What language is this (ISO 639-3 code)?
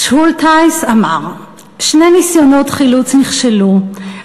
heb